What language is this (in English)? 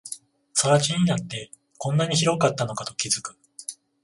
Japanese